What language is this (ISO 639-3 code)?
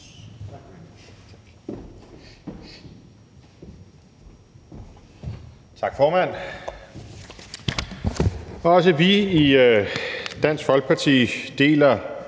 dan